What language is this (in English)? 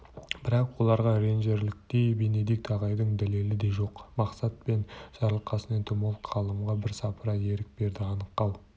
Kazakh